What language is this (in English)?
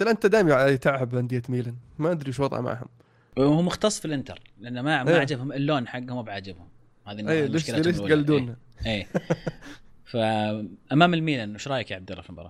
Arabic